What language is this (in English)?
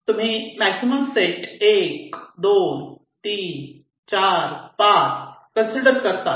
Marathi